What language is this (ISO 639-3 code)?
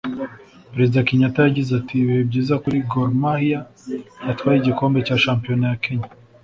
kin